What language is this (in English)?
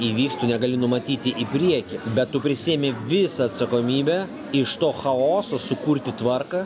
Lithuanian